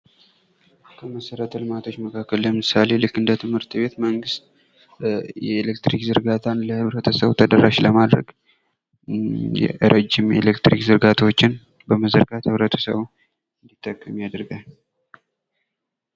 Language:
Amharic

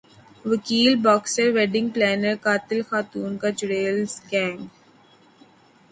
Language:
Urdu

